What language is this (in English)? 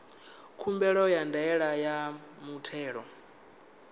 Venda